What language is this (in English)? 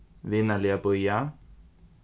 Faroese